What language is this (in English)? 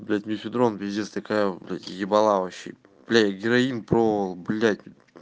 Russian